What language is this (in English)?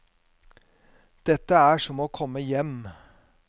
Norwegian